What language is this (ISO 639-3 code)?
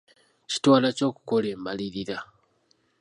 lug